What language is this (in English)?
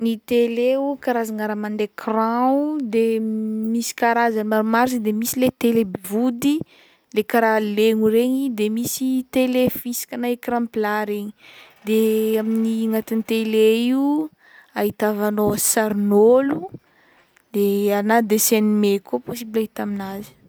Northern Betsimisaraka Malagasy